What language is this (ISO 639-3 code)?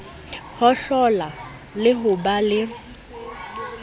sot